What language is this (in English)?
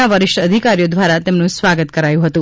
Gujarati